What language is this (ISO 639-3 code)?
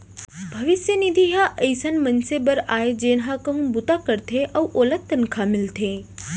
hne